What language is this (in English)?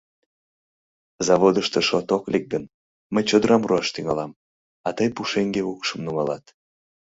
Mari